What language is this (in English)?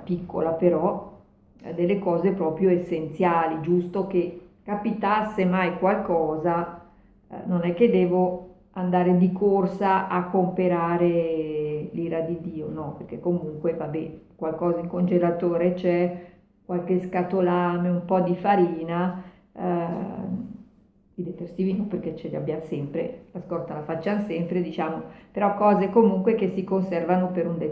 Italian